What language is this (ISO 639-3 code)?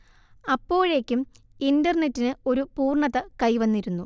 mal